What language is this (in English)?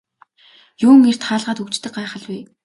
Mongolian